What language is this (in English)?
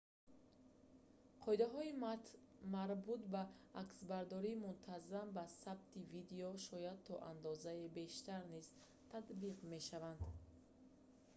Tajik